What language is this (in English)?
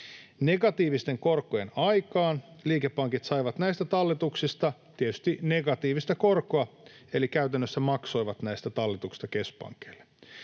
Finnish